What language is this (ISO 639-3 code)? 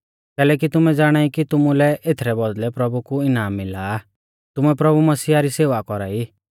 bfz